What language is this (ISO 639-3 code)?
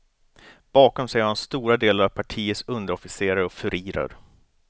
swe